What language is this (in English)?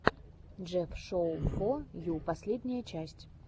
Russian